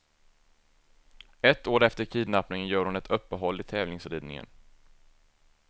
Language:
Swedish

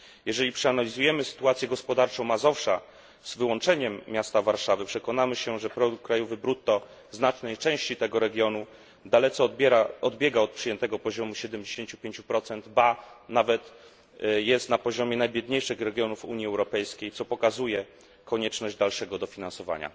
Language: Polish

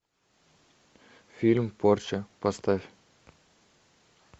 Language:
Russian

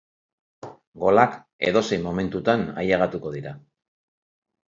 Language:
Basque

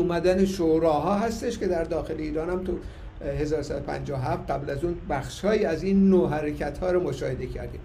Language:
Persian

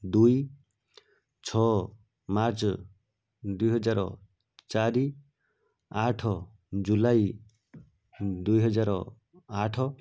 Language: Odia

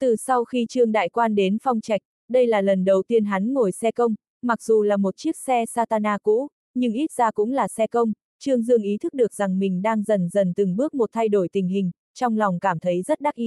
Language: Vietnamese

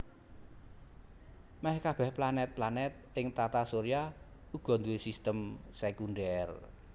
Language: Javanese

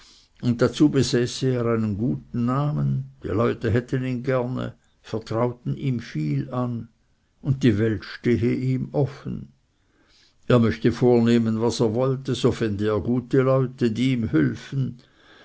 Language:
German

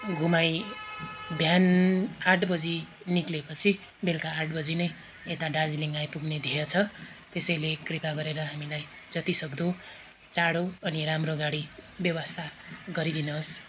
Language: Nepali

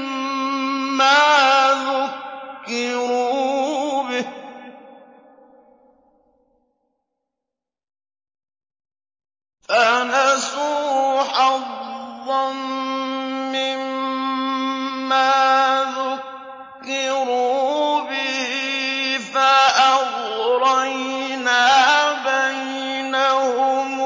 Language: Arabic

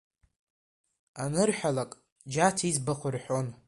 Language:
Abkhazian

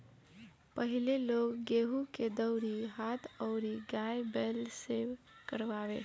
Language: Bhojpuri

